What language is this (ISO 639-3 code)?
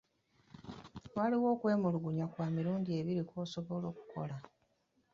lug